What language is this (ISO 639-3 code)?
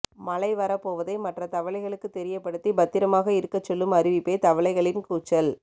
tam